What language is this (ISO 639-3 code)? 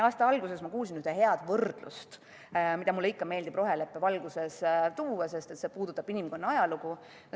est